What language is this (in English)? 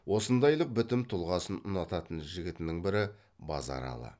Kazakh